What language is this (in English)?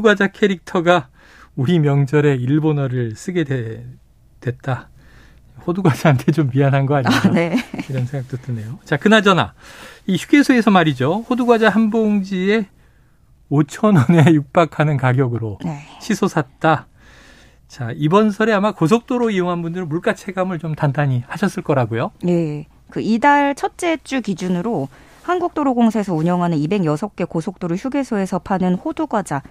Korean